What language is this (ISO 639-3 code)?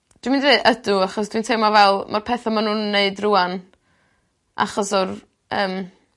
cym